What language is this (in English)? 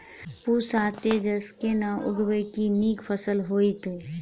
Maithili